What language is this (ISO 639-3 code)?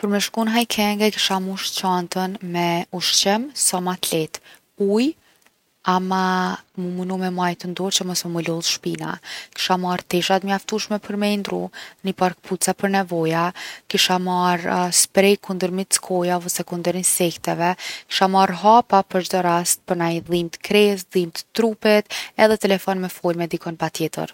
aln